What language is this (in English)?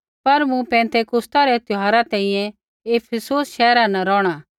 Kullu Pahari